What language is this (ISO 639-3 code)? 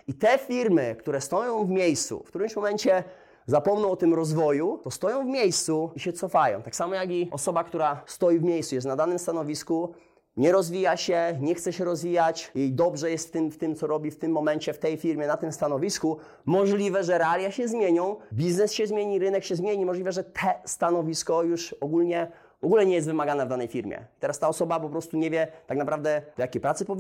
pol